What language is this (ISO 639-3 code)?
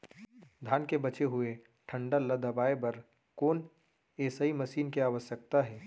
hne